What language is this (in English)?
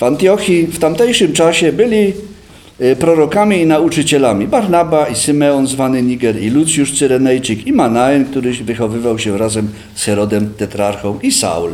Polish